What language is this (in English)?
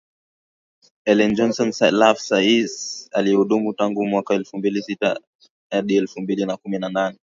Swahili